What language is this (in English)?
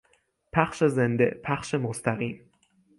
Persian